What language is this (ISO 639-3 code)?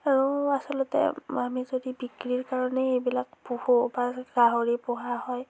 asm